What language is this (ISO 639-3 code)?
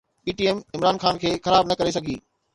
snd